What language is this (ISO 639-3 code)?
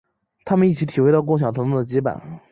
zho